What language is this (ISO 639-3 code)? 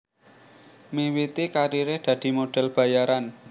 jav